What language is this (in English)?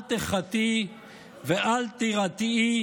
Hebrew